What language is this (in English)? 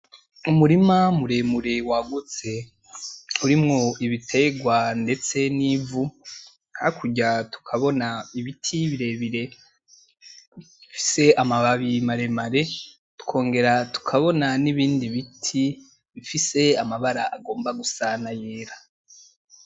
Rundi